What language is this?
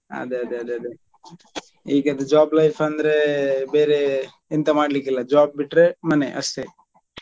Kannada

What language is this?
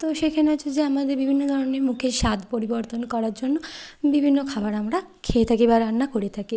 Bangla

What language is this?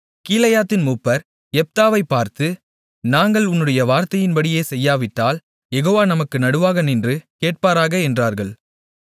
Tamil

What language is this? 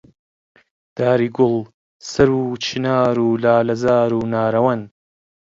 Central Kurdish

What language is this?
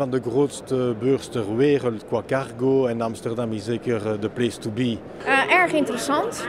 Dutch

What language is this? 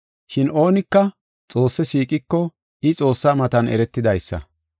Gofa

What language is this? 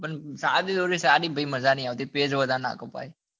Gujarati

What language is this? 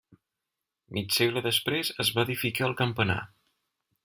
Catalan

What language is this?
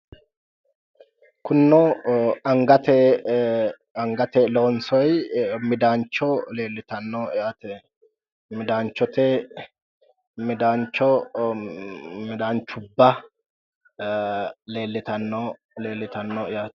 Sidamo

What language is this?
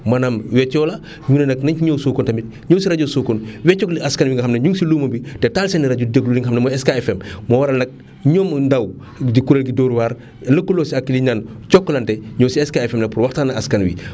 Wolof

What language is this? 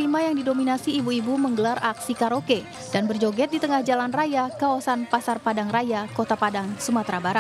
Indonesian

